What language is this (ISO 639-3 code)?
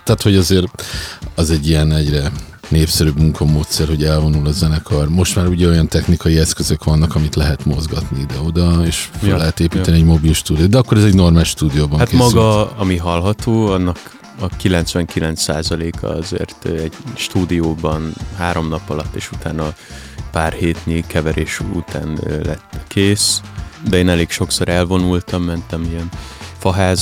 hun